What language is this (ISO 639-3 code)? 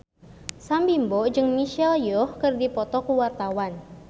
sun